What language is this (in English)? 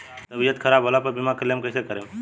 Bhojpuri